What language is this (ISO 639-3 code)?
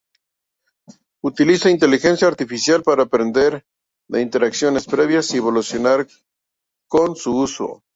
spa